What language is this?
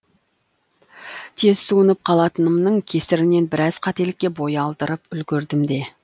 Kazakh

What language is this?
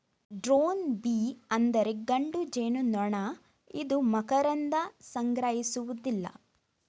Kannada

